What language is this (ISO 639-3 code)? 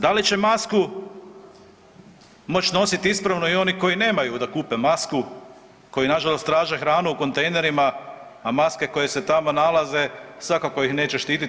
hrv